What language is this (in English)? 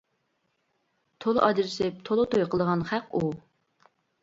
Uyghur